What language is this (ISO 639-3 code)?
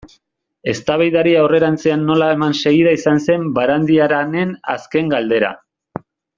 eus